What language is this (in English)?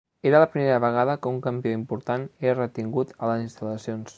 Catalan